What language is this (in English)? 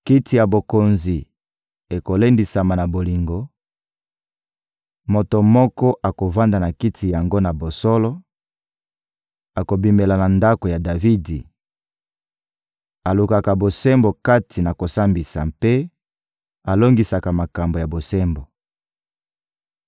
Lingala